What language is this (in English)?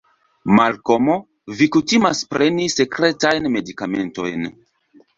Esperanto